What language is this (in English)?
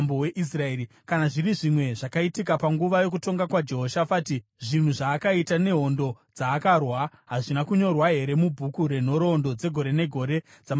Shona